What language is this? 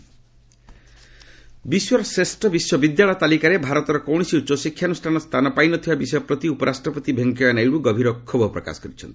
Odia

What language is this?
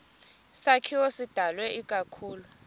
Xhosa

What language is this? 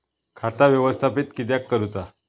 Marathi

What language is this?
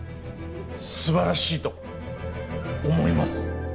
Japanese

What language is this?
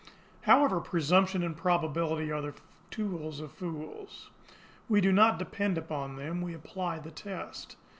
English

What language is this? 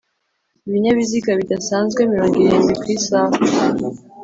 Kinyarwanda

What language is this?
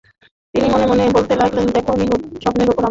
Bangla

